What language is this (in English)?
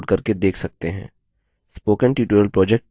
Hindi